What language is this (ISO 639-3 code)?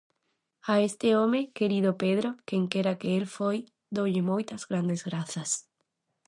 glg